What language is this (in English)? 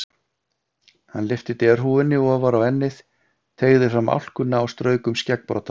Icelandic